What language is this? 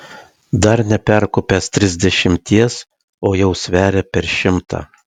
Lithuanian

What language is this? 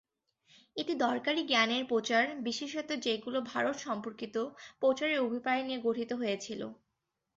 Bangla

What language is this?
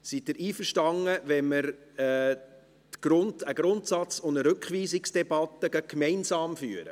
Swiss German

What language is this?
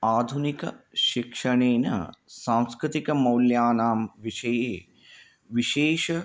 Sanskrit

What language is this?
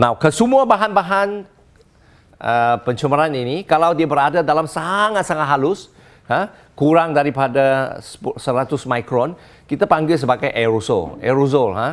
Malay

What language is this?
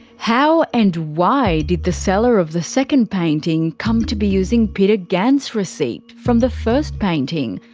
English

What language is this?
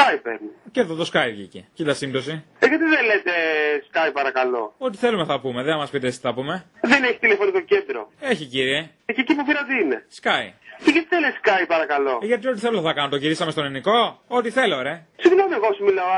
Greek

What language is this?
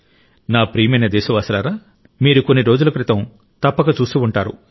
Telugu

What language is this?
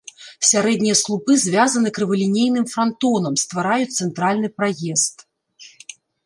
Belarusian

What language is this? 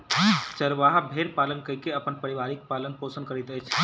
Maithili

